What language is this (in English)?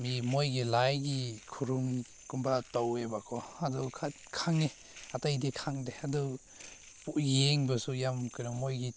Manipuri